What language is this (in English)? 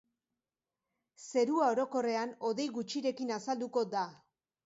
Basque